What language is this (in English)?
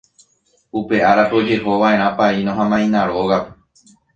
Guarani